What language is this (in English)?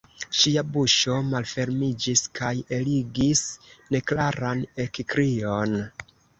Esperanto